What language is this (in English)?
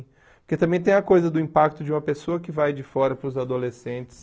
Portuguese